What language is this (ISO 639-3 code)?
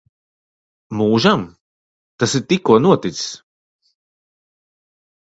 lav